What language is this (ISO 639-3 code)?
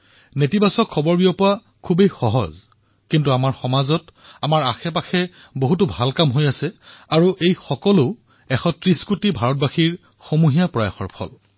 asm